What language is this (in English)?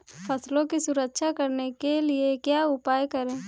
Hindi